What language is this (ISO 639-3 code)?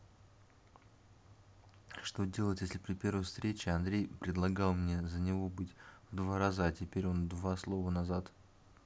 rus